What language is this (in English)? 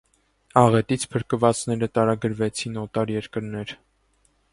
Armenian